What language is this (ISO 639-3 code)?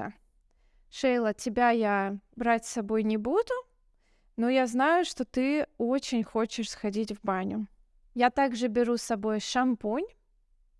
rus